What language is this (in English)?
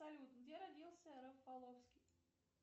Russian